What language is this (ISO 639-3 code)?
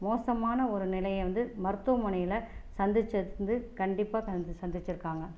tam